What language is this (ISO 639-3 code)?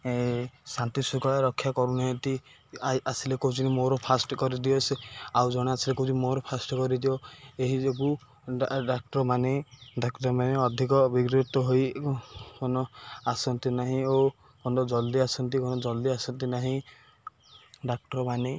ori